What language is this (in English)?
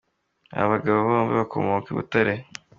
Kinyarwanda